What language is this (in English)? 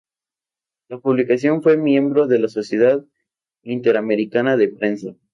Spanish